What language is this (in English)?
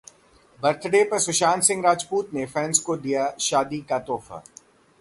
Hindi